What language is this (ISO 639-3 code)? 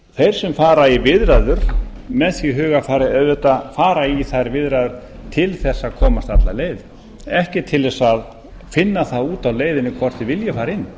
isl